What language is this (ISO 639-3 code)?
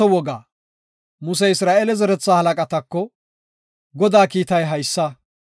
gof